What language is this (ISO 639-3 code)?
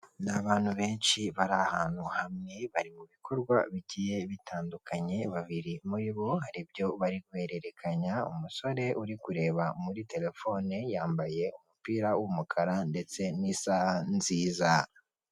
kin